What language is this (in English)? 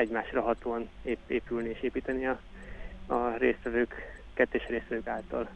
Hungarian